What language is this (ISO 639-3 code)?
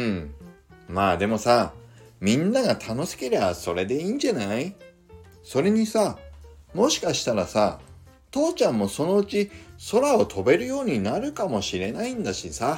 jpn